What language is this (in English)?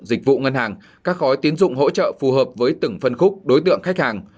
Vietnamese